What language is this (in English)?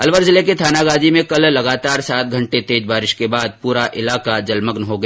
Hindi